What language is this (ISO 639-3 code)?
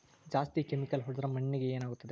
kan